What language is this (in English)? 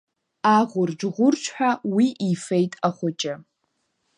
Abkhazian